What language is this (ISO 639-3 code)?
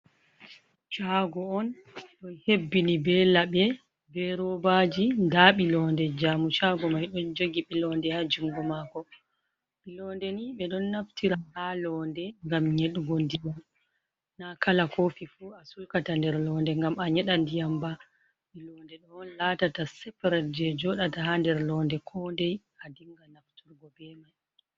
ful